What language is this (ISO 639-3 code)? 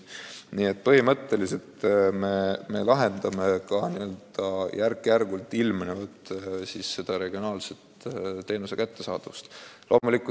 est